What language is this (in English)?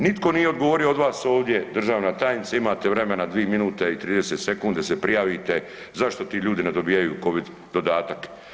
Croatian